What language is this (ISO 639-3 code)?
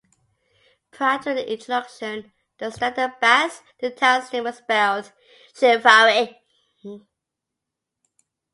eng